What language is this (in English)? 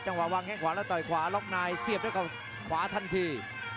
Thai